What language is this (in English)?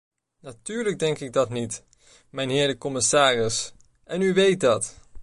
Dutch